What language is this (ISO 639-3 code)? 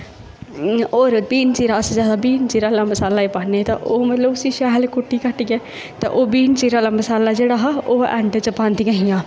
doi